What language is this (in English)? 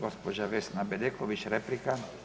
Croatian